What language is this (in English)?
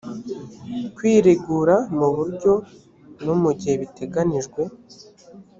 Kinyarwanda